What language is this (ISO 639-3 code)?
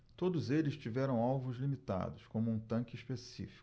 por